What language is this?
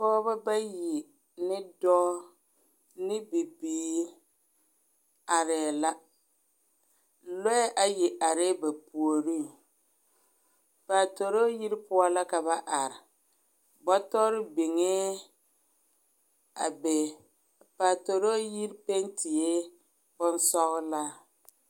Southern Dagaare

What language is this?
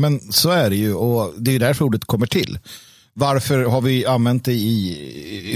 Swedish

